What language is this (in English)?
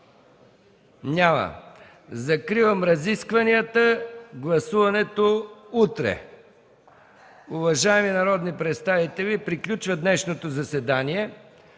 Bulgarian